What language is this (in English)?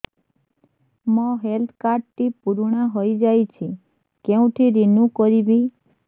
Odia